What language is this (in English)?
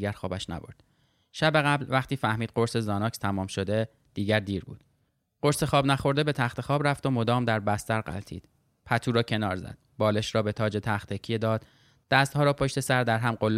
Persian